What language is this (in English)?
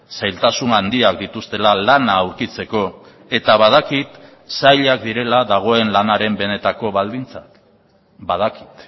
Basque